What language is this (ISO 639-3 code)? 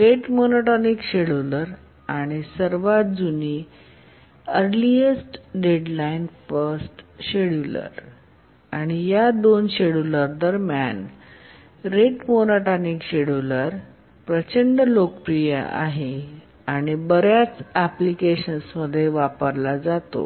mar